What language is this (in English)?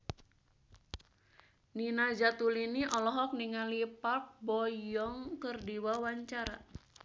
Sundanese